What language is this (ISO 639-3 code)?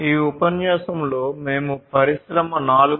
tel